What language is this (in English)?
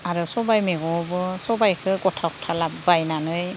Bodo